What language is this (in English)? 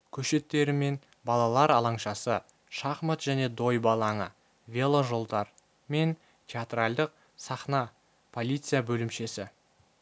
Kazakh